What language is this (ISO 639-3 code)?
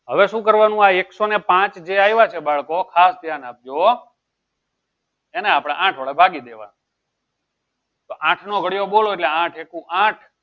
guj